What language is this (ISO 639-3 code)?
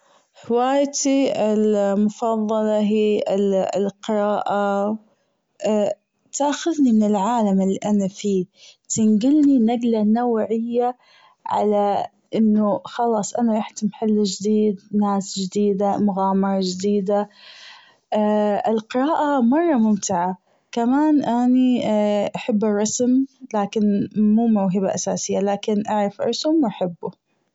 afb